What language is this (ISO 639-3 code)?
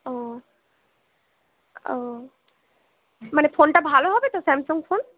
ben